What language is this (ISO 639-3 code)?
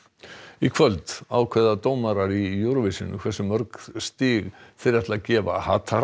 isl